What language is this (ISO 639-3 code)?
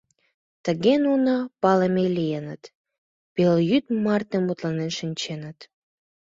chm